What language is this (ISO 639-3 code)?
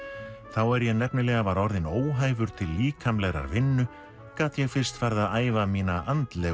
isl